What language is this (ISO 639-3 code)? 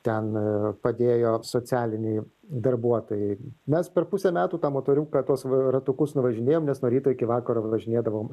lit